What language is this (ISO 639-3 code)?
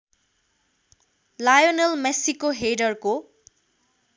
nep